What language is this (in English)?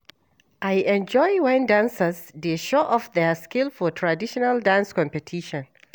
Nigerian Pidgin